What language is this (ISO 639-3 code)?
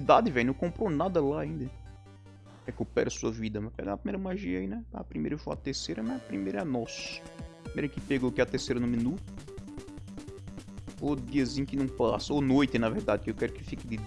por